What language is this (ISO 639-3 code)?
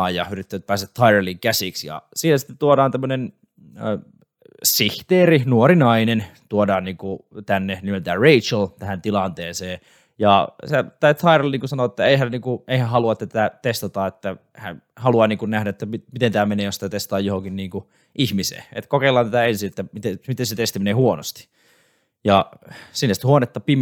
fin